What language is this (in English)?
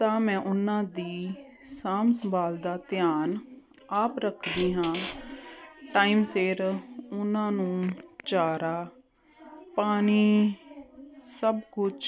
Punjabi